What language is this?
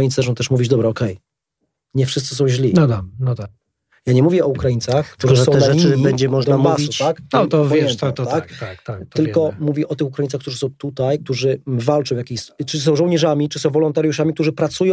Polish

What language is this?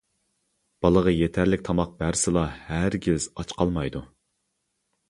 Uyghur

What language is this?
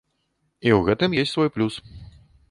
Belarusian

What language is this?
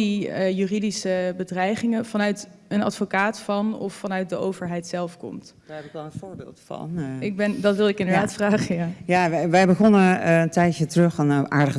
Dutch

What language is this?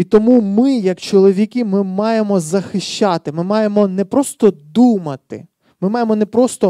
Ukrainian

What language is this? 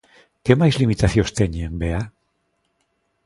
Galician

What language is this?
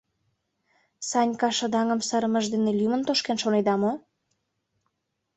Mari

